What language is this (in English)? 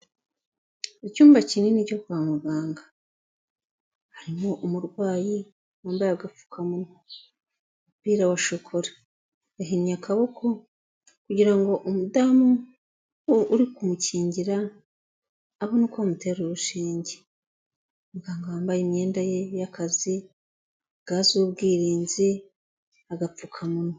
Kinyarwanda